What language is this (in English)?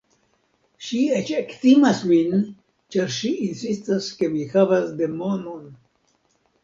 Esperanto